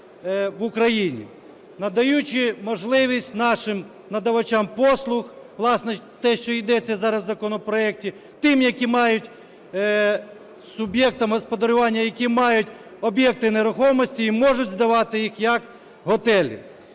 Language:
Ukrainian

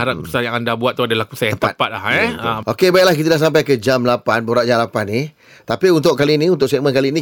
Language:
Malay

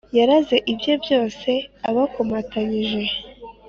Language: Kinyarwanda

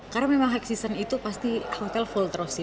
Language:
Indonesian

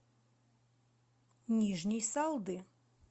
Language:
Russian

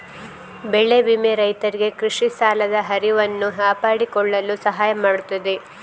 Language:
Kannada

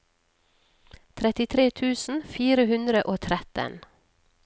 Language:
Norwegian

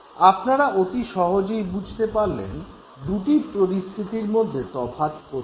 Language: Bangla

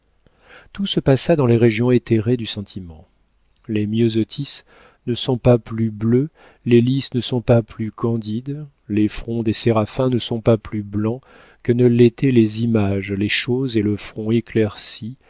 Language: French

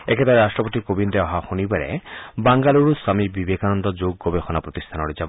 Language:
Assamese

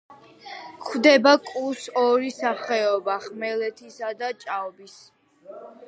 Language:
Georgian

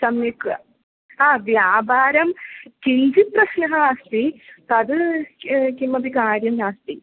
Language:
Sanskrit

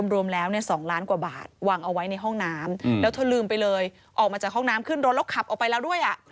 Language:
Thai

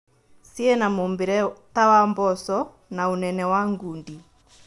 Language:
Kikuyu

